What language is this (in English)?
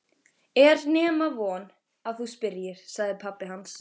Icelandic